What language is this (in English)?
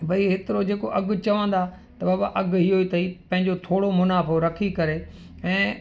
Sindhi